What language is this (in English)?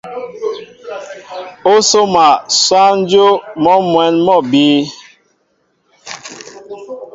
Mbo (Cameroon)